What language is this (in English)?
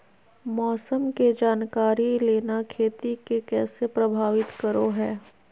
Magahi